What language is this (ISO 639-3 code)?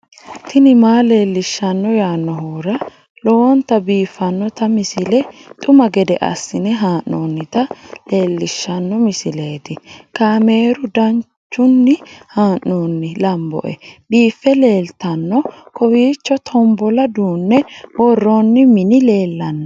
sid